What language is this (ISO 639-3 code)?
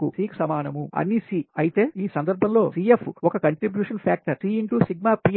tel